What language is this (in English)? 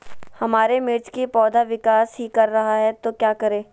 Magahi